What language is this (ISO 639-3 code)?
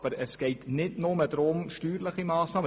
gsw